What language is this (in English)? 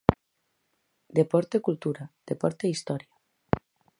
Galician